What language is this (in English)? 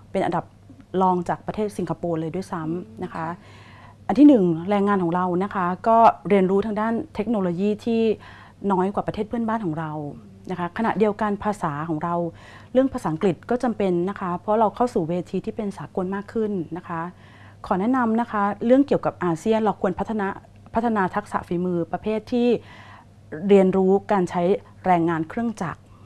Thai